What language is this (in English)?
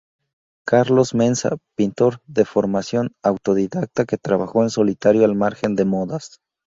Spanish